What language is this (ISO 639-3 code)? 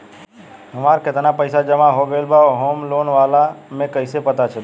bho